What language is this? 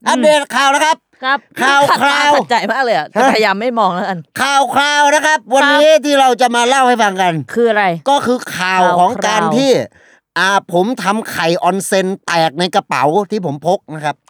Thai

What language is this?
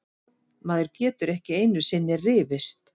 Icelandic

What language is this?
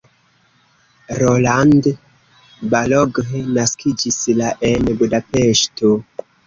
Esperanto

